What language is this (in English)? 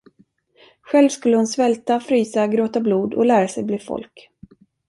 Swedish